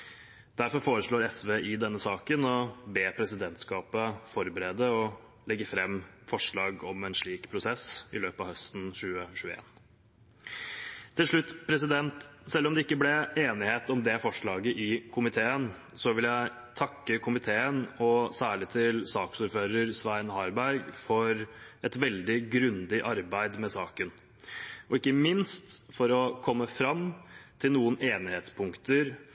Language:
Norwegian Bokmål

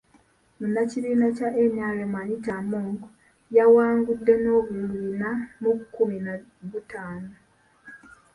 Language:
Ganda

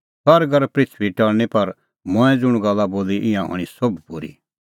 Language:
Kullu Pahari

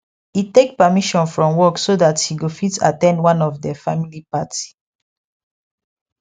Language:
Nigerian Pidgin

